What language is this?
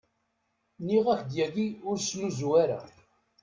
Kabyle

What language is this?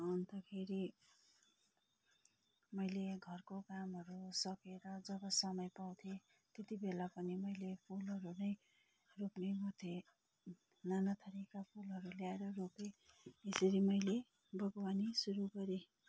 Nepali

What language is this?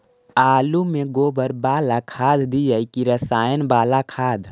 Magahi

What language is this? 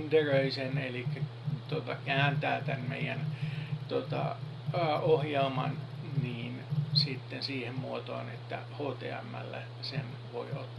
Finnish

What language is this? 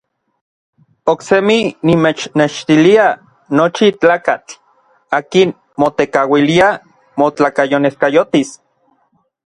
Orizaba Nahuatl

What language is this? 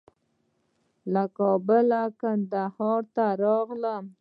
Pashto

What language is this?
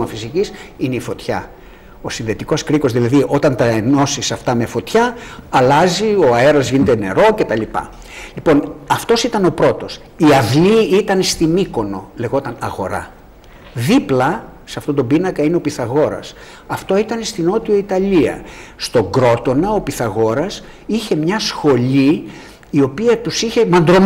Greek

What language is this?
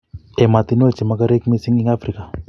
Kalenjin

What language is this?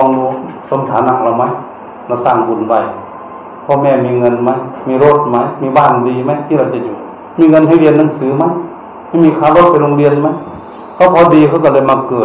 Thai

